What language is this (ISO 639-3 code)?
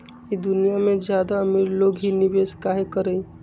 mag